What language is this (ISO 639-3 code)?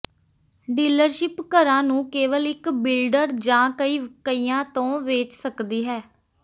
pan